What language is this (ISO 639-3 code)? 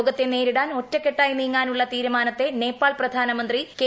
mal